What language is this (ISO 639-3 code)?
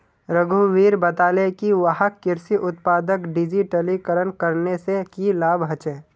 mag